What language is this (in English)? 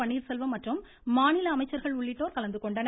Tamil